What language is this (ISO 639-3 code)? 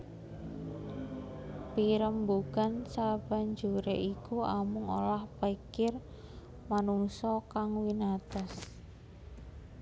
jav